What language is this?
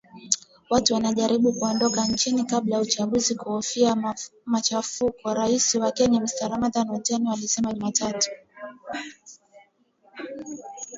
Swahili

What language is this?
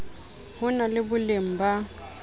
Southern Sotho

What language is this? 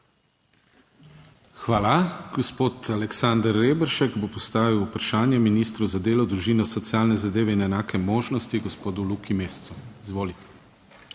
Slovenian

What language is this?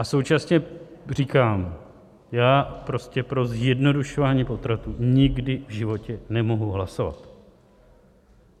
Czech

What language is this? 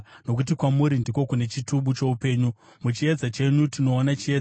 Shona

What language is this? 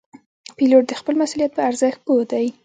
Pashto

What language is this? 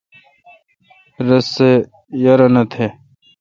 Kalkoti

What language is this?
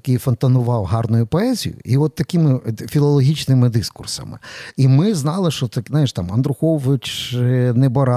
Ukrainian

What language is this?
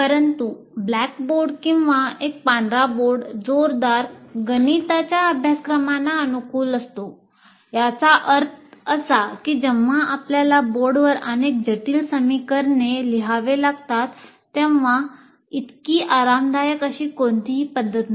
Marathi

